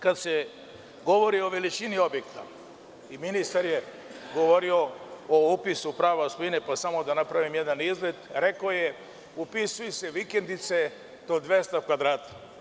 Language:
Serbian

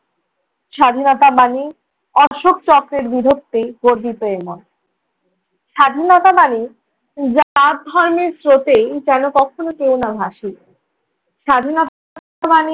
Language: Bangla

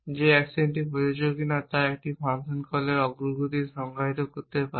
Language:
Bangla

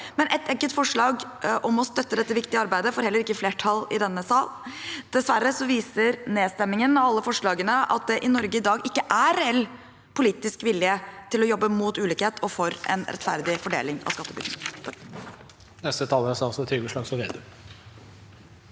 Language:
Norwegian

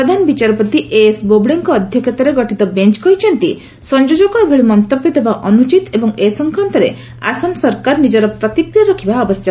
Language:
Odia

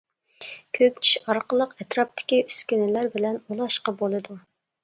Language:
Uyghur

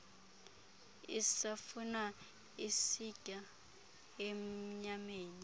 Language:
Xhosa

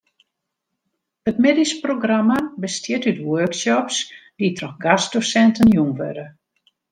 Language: Western Frisian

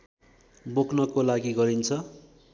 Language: Nepali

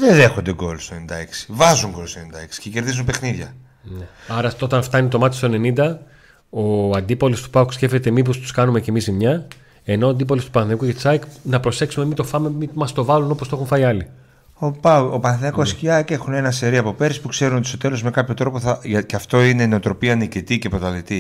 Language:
Greek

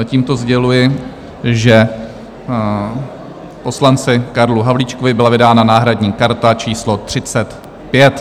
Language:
Czech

